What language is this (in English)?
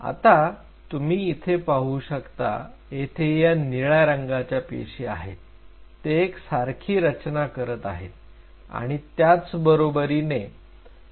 Marathi